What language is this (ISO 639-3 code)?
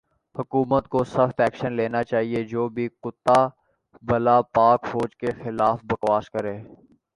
urd